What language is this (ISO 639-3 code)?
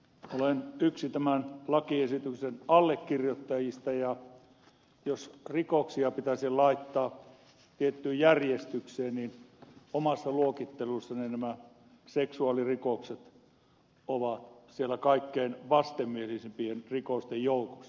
fin